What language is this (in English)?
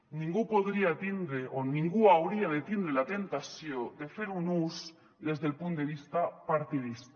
Catalan